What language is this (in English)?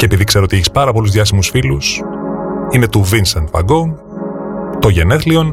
Greek